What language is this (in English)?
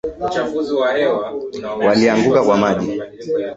Swahili